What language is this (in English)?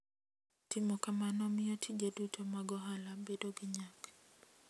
Luo (Kenya and Tanzania)